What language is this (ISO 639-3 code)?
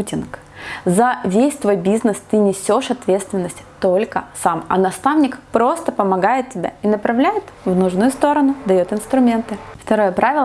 rus